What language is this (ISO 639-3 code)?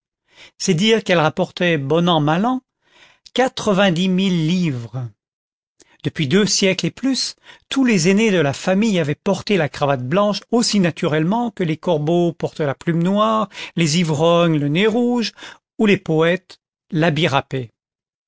fra